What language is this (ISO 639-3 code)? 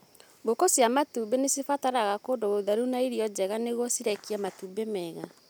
kik